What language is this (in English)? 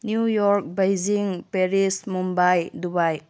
Manipuri